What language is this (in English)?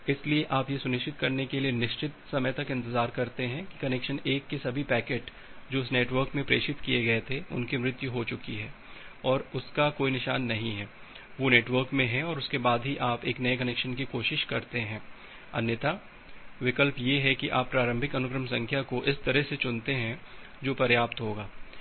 Hindi